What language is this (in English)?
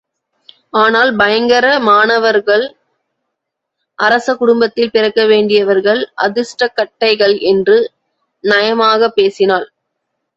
Tamil